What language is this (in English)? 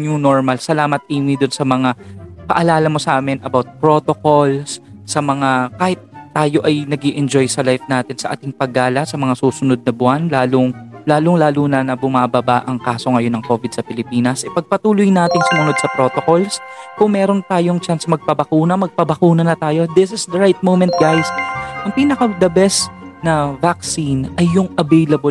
Filipino